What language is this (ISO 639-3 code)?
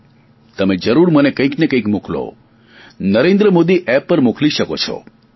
guj